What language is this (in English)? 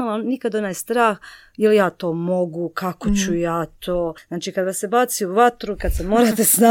Croatian